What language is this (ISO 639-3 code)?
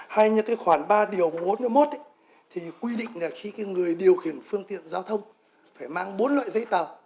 vie